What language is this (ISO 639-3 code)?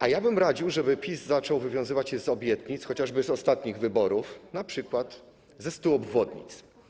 pol